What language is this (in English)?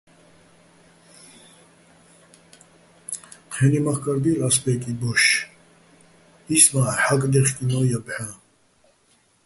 Bats